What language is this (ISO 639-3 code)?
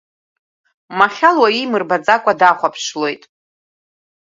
abk